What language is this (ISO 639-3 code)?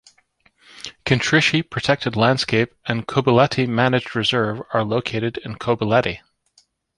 eng